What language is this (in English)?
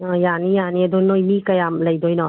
Manipuri